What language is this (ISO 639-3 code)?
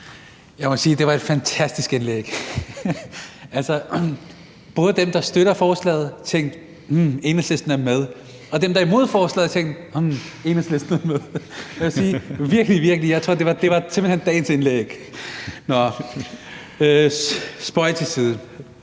dan